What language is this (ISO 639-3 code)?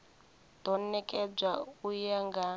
ven